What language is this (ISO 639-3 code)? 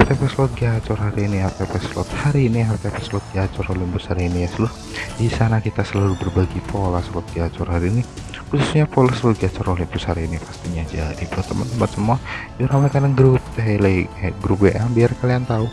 ind